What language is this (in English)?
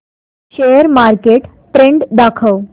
Marathi